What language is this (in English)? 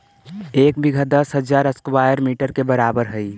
Magahi